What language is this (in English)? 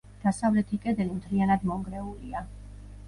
Georgian